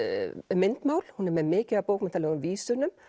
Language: Icelandic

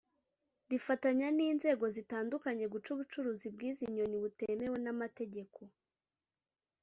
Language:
Kinyarwanda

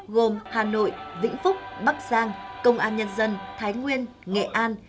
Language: Vietnamese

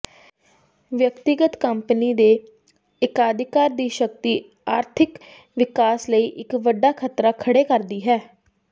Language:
Punjabi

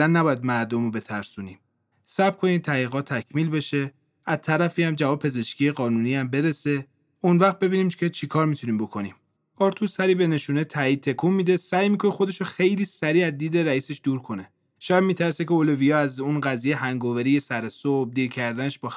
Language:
Persian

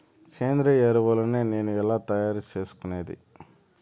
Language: Telugu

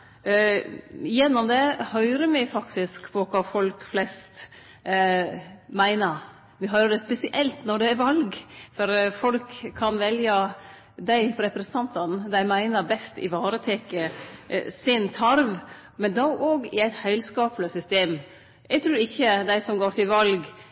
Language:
Norwegian Nynorsk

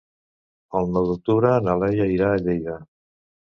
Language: Catalan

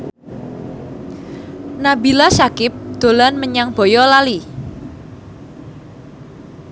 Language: Javanese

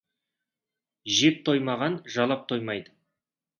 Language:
Kazakh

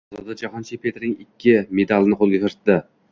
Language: Uzbek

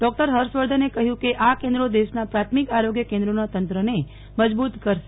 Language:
Gujarati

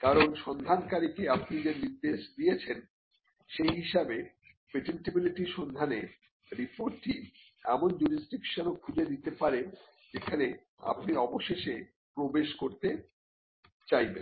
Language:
Bangla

